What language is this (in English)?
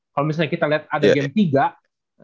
Indonesian